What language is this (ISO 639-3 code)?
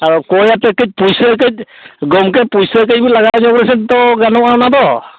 sat